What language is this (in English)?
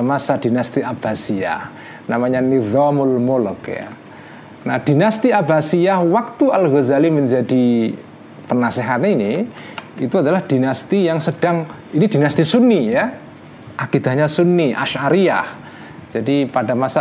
Indonesian